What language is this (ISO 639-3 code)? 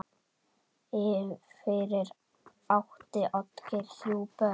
isl